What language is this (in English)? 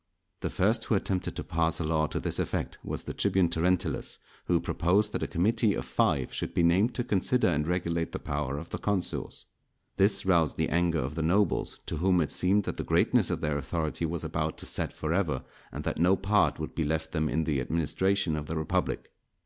English